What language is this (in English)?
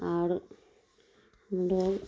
Urdu